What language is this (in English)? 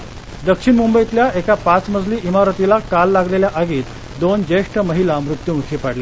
Marathi